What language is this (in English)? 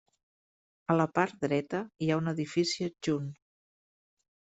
Catalan